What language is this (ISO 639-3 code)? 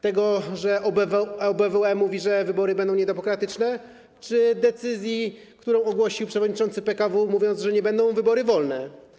pol